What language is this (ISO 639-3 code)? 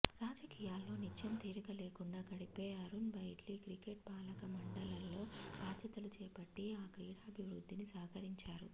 tel